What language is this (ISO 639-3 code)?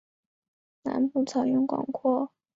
zho